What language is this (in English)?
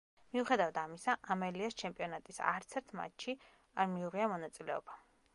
Georgian